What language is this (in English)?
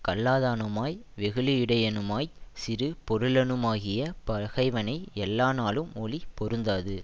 Tamil